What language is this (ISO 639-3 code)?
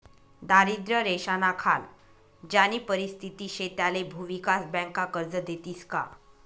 mar